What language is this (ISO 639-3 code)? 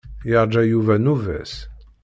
kab